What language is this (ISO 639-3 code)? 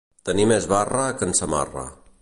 cat